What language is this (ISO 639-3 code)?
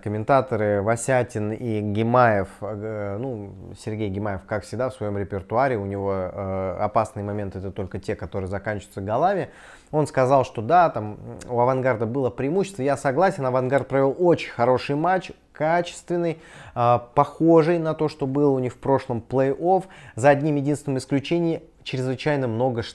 rus